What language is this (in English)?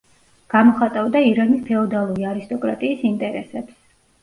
Georgian